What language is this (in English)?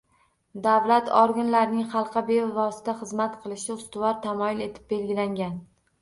Uzbek